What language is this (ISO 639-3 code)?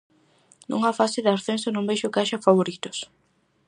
glg